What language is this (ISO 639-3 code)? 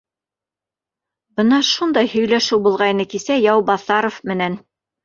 bak